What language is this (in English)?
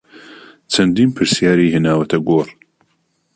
Central Kurdish